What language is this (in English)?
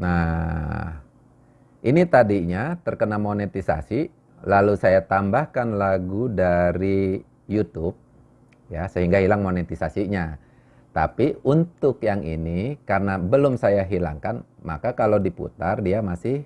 Indonesian